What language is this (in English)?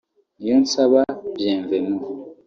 Kinyarwanda